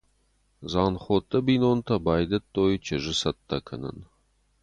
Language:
Ossetic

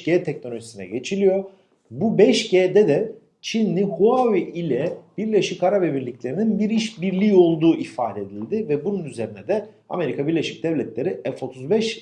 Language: Turkish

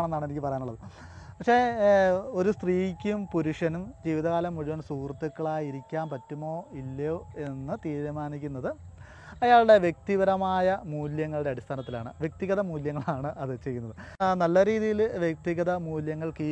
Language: Malayalam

